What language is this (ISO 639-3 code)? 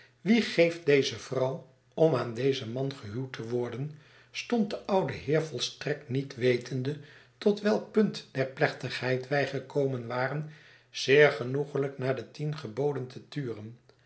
nld